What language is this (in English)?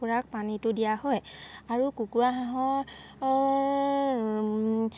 Assamese